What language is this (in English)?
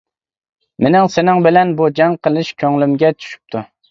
Uyghur